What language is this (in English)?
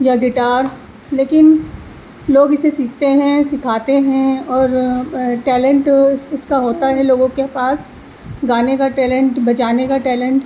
Urdu